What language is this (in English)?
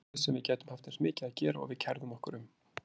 Icelandic